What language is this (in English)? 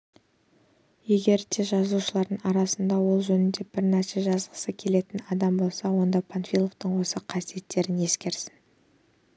Kazakh